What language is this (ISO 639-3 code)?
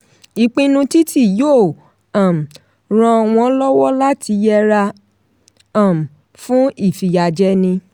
yor